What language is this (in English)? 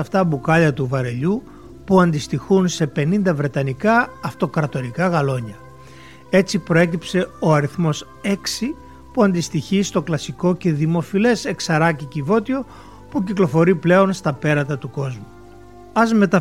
Greek